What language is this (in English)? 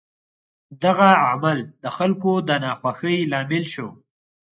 Pashto